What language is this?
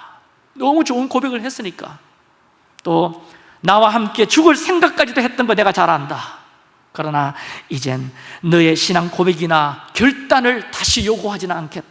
Korean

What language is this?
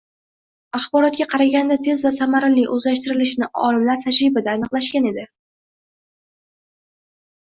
Uzbek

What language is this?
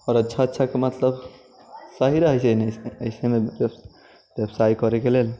Maithili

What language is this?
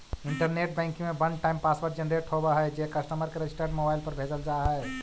Magahi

